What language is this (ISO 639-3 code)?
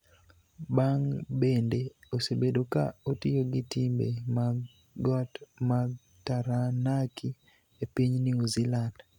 luo